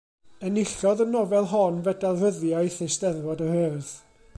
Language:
Welsh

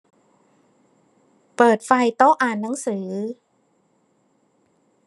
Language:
Thai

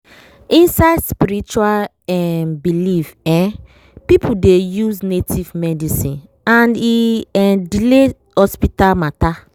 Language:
Nigerian Pidgin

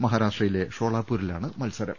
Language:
Malayalam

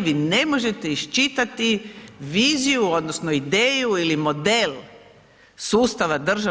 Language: Croatian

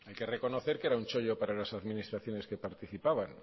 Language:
Spanish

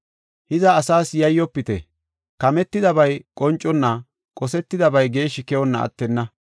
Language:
Gofa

